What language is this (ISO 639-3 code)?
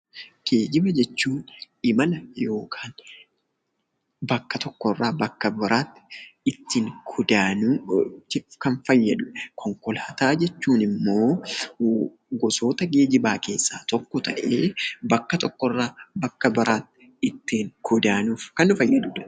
orm